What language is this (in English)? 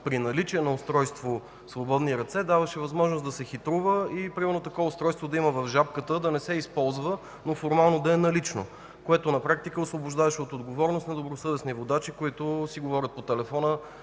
Bulgarian